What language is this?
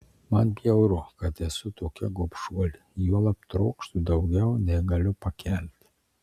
Lithuanian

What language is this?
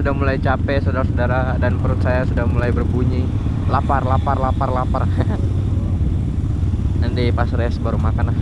Indonesian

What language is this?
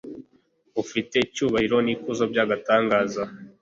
Kinyarwanda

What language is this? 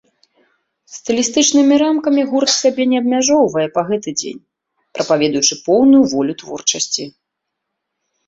Belarusian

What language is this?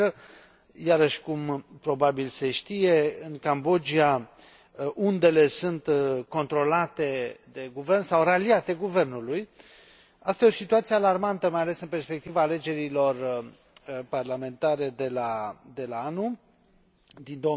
Romanian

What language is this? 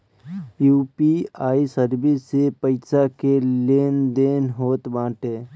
Bhojpuri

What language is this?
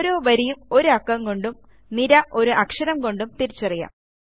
Malayalam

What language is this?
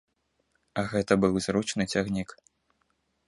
Belarusian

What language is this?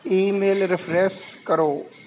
Punjabi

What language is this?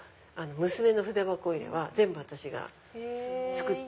Japanese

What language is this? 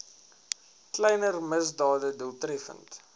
Afrikaans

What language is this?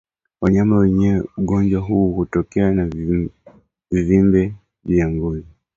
Swahili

